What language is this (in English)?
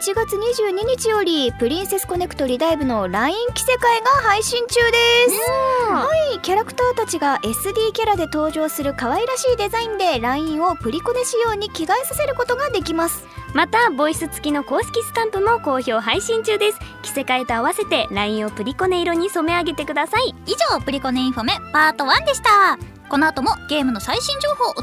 Japanese